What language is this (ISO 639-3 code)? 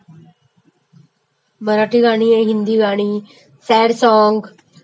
mar